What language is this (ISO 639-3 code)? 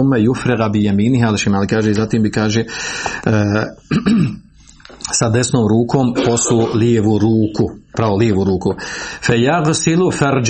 hrv